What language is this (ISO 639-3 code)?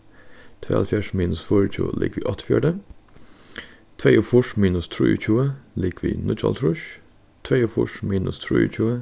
fao